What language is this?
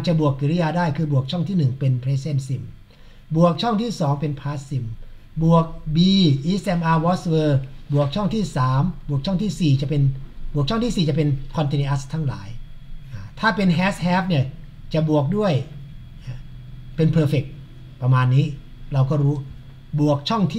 Thai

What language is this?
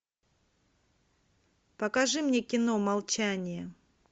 Russian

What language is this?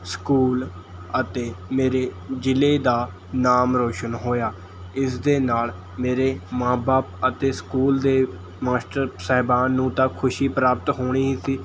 Punjabi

